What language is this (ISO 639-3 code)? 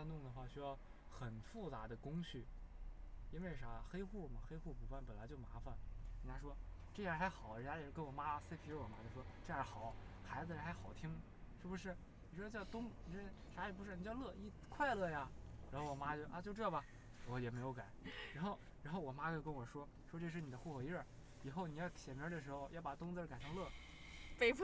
zho